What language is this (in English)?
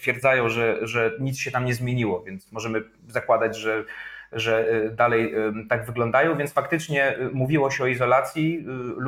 Polish